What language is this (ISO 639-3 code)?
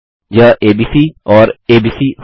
hin